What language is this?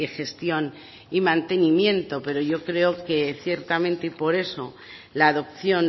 Spanish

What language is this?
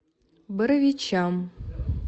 Russian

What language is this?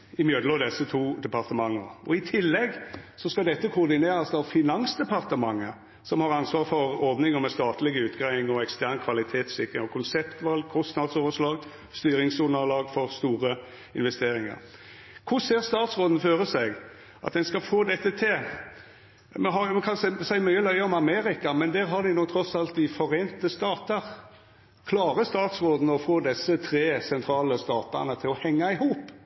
Norwegian Nynorsk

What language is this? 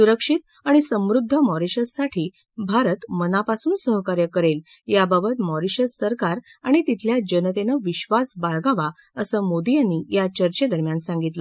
Marathi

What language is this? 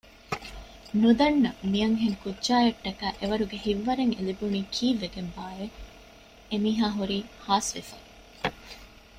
Divehi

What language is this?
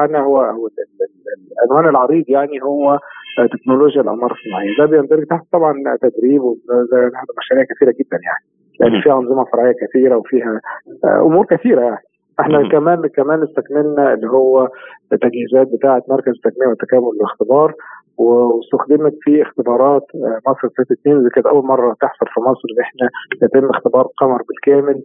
Arabic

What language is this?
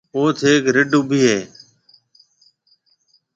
Marwari (Pakistan)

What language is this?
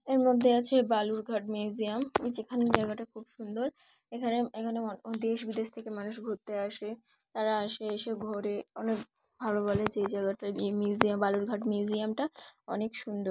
Bangla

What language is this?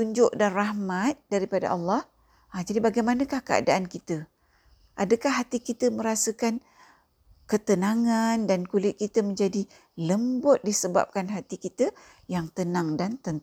Malay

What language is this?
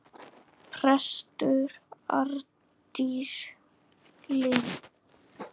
Icelandic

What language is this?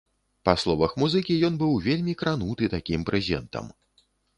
Belarusian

